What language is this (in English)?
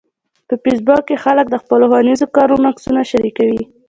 Pashto